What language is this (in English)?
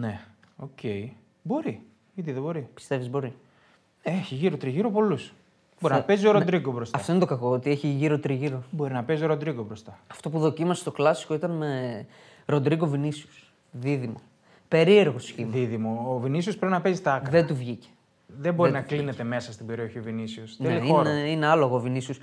Greek